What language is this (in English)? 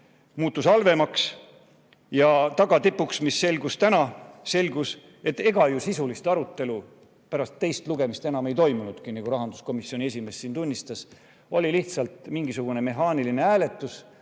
Estonian